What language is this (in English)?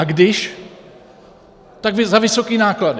Czech